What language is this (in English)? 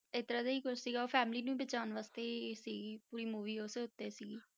Punjabi